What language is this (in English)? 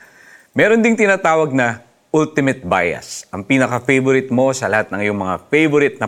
Filipino